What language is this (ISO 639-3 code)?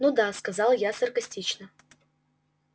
rus